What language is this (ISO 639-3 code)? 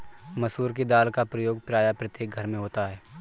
hin